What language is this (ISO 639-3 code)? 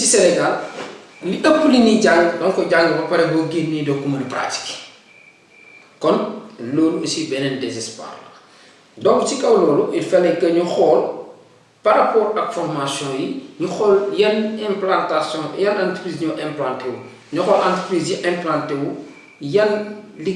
fra